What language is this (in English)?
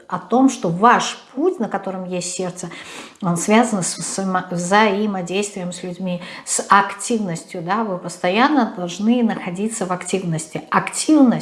Russian